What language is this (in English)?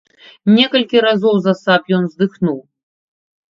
Belarusian